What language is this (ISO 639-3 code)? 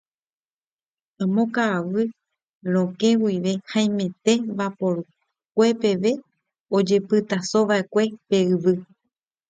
grn